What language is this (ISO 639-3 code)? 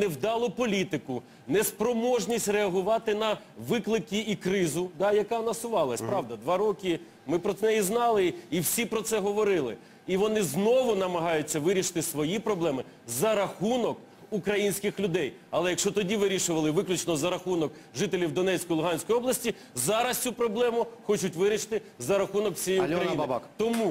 rus